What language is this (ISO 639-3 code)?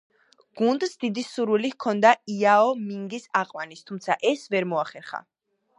kat